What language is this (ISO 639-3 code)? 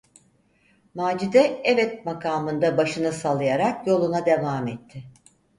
tur